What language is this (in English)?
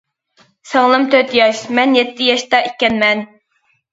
Uyghur